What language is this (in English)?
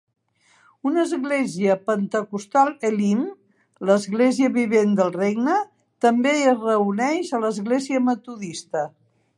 Catalan